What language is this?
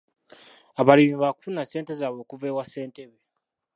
Ganda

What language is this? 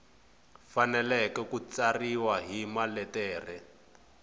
Tsonga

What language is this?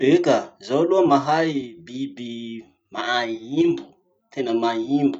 Masikoro Malagasy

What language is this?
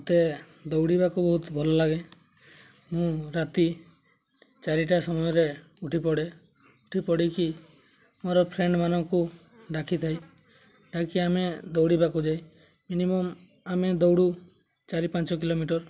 Odia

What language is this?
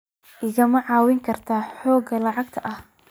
Somali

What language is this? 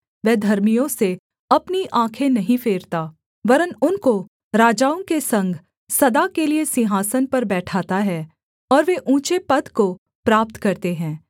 Hindi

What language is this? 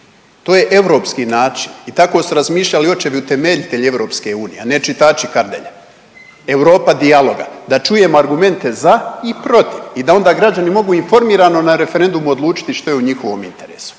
Croatian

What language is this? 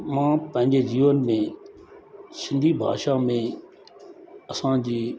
Sindhi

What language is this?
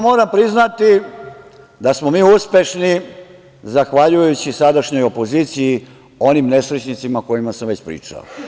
Serbian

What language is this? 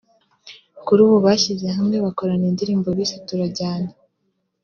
Kinyarwanda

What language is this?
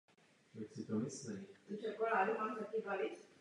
Czech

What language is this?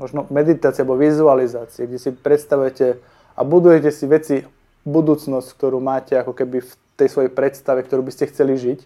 Slovak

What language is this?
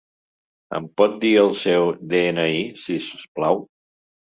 Catalan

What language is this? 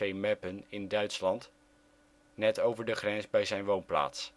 Dutch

